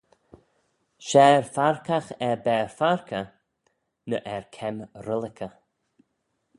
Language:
Manx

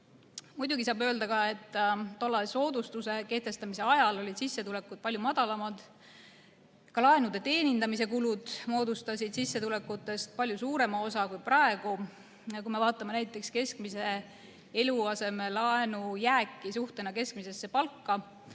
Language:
Estonian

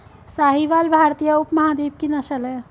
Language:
Hindi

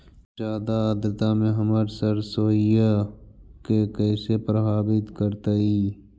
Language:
Magahi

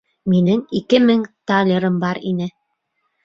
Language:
Bashkir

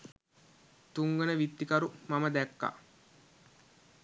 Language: Sinhala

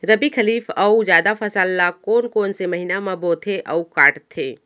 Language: Chhattisgarhi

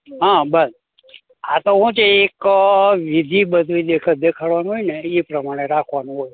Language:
Gujarati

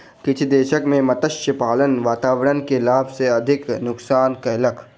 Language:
Maithili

